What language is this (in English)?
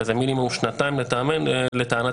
Hebrew